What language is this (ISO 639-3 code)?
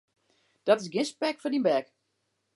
fry